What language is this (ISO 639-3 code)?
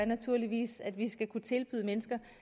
dan